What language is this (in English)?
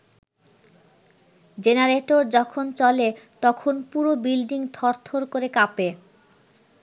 Bangla